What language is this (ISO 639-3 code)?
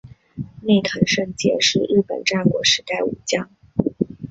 zho